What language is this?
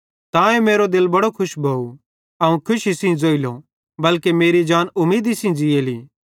Bhadrawahi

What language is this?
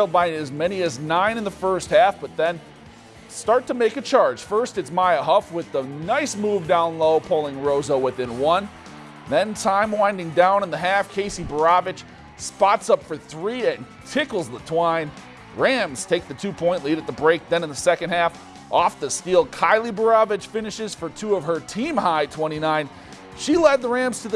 English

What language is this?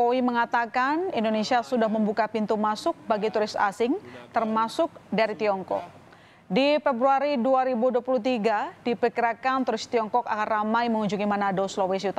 Indonesian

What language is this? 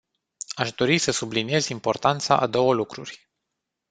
Romanian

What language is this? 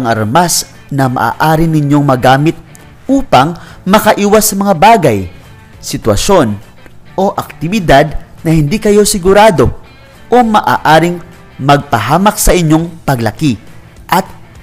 Filipino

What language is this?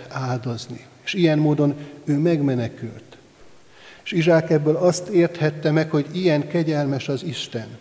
Hungarian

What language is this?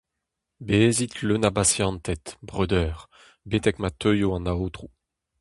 Breton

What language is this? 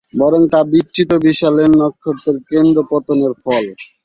Bangla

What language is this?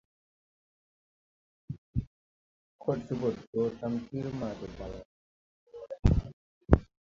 Tupuri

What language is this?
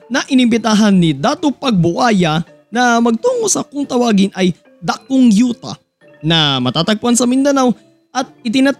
Filipino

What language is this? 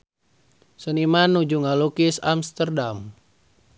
Sundanese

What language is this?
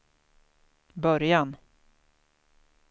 Swedish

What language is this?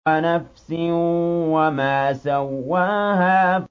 Arabic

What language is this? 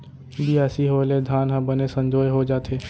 Chhattisgarhi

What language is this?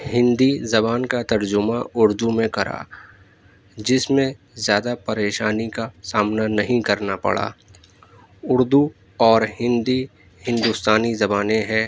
Urdu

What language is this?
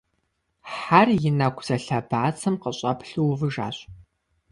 Kabardian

